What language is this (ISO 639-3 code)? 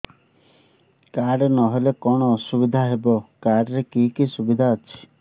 ori